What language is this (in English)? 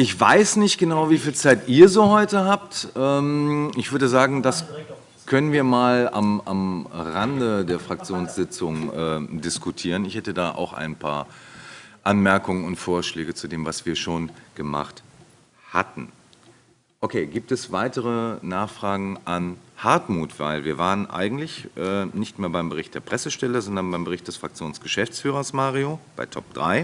German